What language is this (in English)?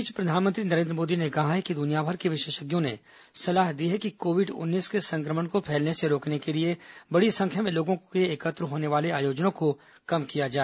Hindi